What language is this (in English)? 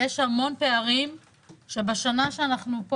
Hebrew